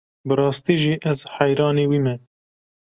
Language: Kurdish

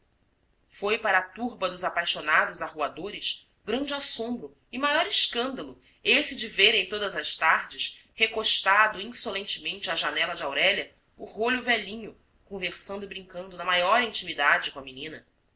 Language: Portuguese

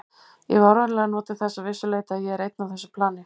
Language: Icelandic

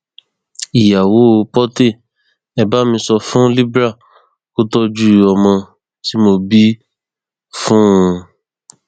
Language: Yoruba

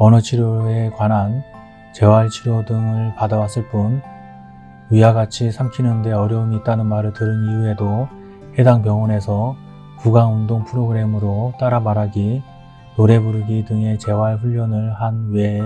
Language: Korean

